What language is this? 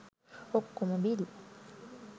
Sinhala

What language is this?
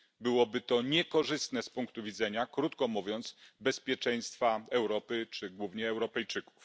Polish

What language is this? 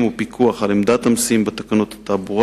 Hebrew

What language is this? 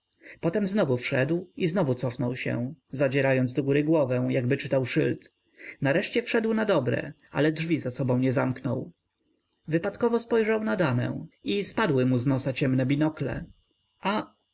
Polish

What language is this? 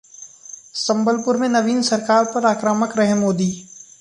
Hindi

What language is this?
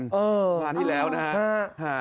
Thai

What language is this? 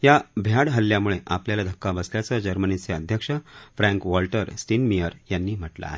Marathi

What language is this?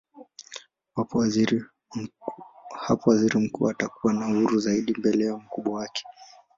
Swahili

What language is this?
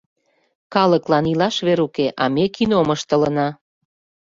Mari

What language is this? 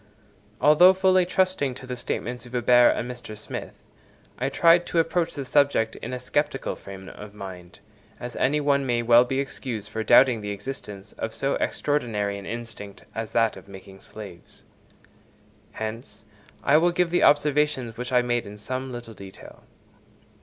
English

